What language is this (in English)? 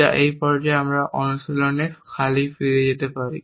Bangla